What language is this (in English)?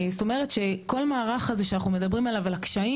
Hebrew